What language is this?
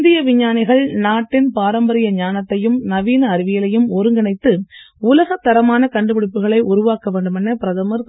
Tamil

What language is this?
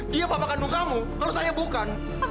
Indonesian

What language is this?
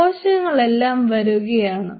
Malayalam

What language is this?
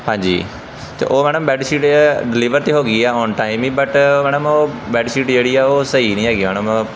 Punjabi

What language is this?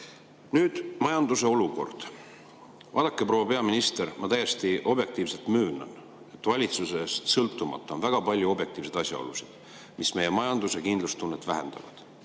Estonian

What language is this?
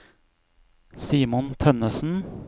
Norwegian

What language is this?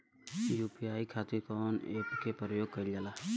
Bhojpuri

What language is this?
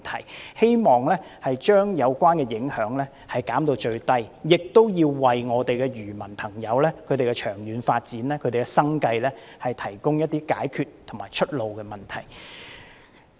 Cantonese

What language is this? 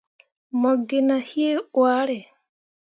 Mundang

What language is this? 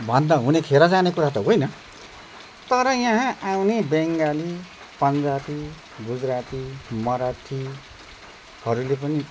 Nepali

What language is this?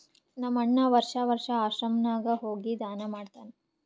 Kannada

